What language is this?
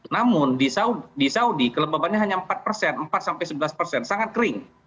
Indonesian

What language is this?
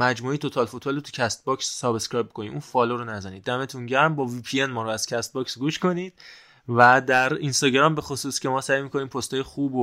Persian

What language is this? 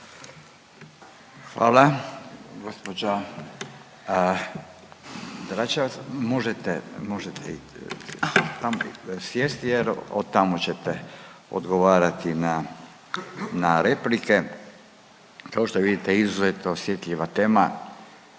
Croatian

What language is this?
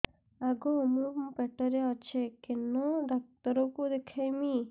Odia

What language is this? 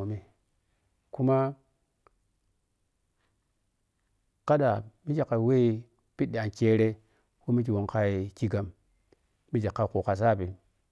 Piya-Kwonci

